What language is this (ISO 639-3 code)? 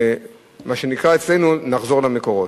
heb